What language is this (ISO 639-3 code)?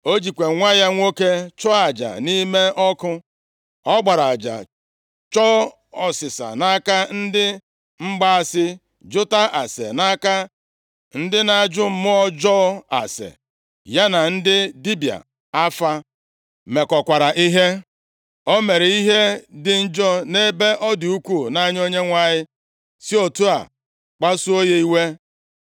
ibo